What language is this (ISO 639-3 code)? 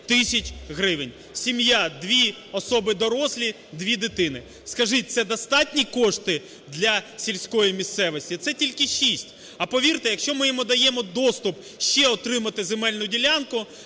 ukr